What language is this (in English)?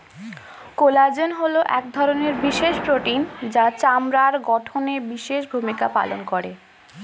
Bangla